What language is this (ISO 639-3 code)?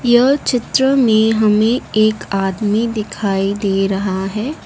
hin